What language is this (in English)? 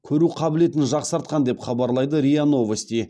Kazakh